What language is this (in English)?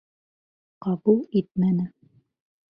Bashkir